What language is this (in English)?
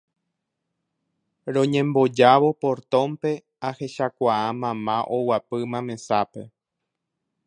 Guarani